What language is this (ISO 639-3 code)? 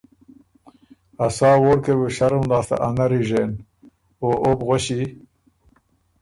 oru